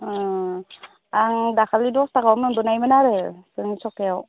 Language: Bodo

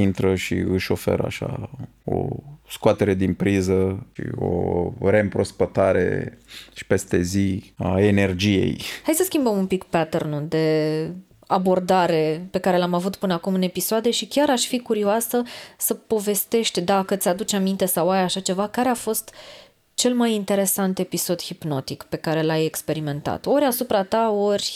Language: Romanian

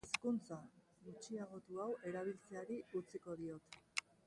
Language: Basque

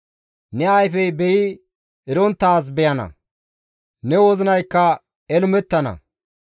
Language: Gamo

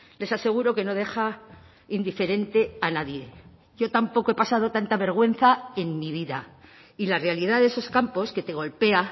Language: Spanish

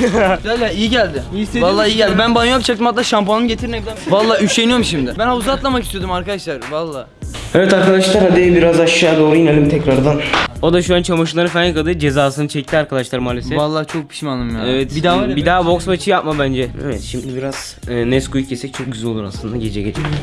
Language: Turkish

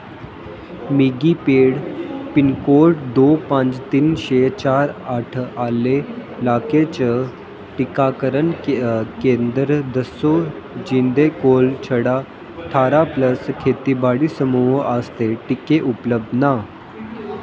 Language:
Dogri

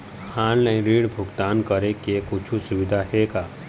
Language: Chhattisgarhi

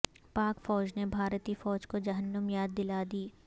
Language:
Urdu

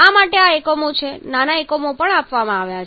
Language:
Gujarati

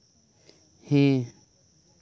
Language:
Santali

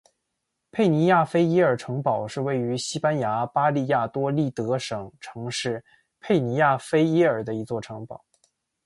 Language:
Chinese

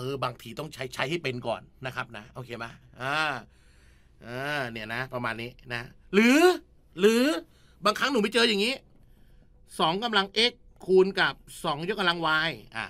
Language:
Thai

